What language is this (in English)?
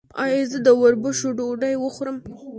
Pashto